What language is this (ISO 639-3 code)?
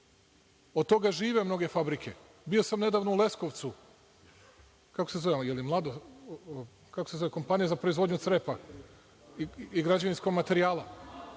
srp